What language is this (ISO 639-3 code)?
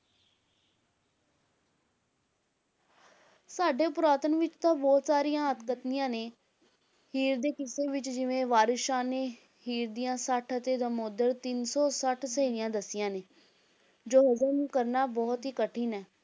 pan